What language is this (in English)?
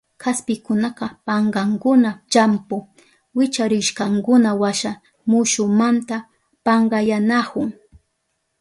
Southern Pastaza Quechua